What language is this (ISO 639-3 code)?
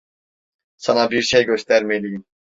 tur